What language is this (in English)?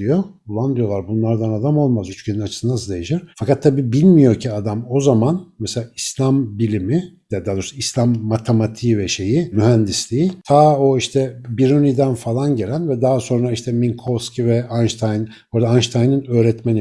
Turkish